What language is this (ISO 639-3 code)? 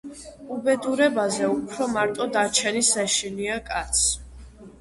kat